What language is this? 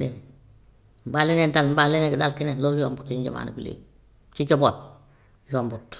Gambian Wolof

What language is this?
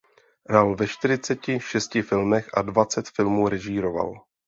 Czech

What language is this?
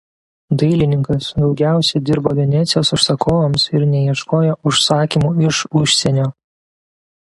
Lithuanian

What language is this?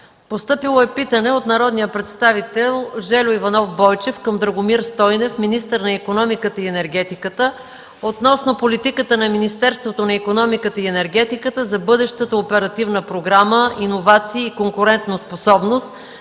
Bulgarian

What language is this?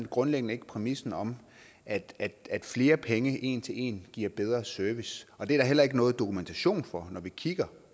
Danish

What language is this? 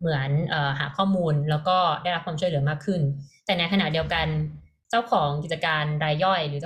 Thai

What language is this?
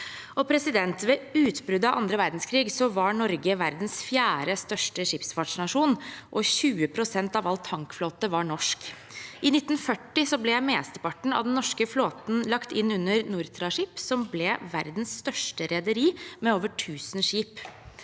Norwegian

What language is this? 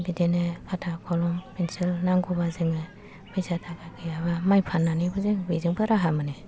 Bodo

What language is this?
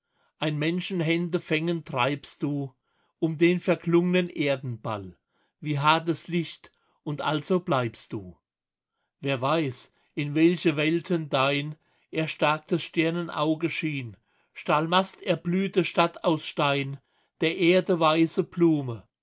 German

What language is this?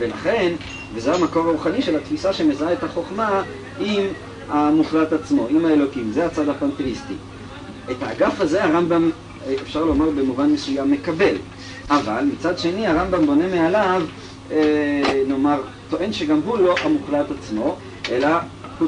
Hebrew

